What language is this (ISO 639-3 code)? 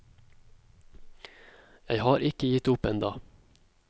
nor